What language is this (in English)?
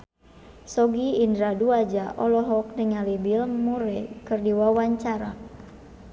Sundanese